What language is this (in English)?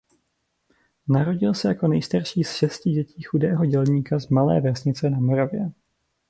Czech